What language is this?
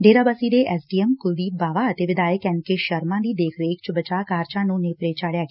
Punjabi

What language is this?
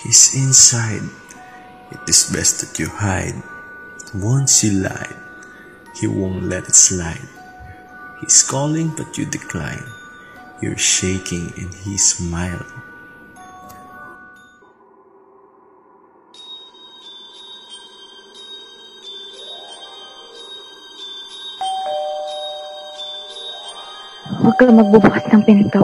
Filipino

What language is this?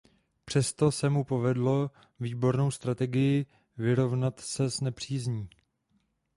Czech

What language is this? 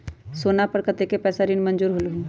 Magahi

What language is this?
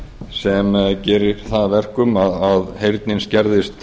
Icelandic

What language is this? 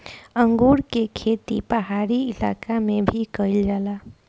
Bhojpuri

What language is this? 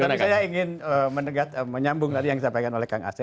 Indonesian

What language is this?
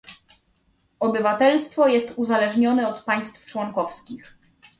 Polish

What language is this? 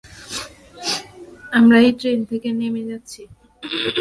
Bangla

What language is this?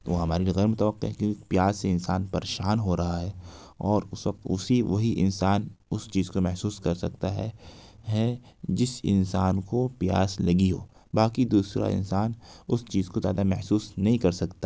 Urdu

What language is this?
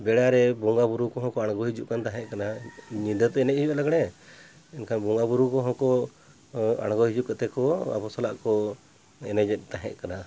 Santali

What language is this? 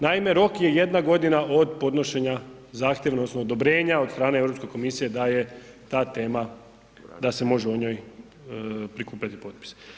Croatian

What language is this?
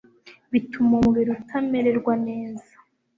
Kinyarwanda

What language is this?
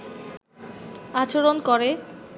Bangla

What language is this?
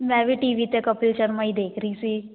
Punjabi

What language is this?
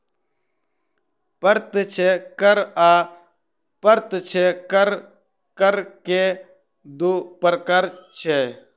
Maithili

